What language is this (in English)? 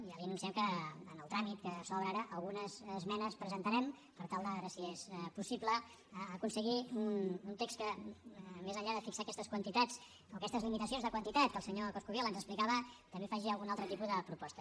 Catalan